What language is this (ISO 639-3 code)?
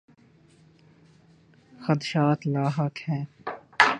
urd